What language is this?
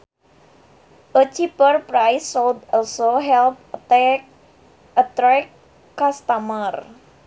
Sundanese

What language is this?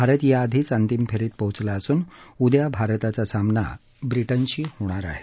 Marathi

